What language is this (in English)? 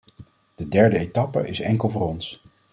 Dutch